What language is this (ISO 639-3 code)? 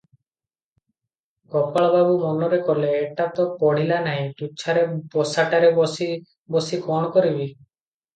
ori